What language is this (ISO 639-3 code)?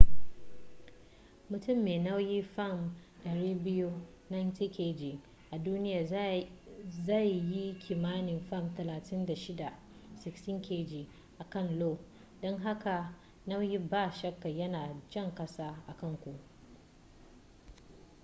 hau